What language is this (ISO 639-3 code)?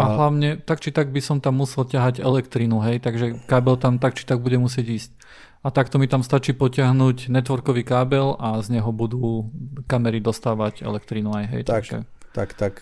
slk